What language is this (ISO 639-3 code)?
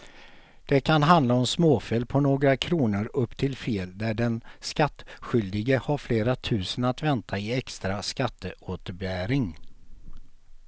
swe